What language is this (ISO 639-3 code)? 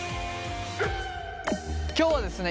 jpn